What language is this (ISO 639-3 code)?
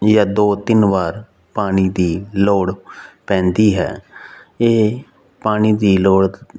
pan